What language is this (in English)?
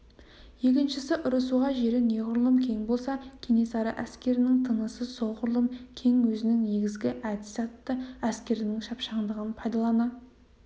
Kazakh